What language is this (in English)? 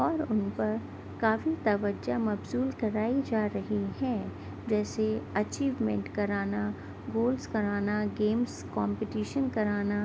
Urdu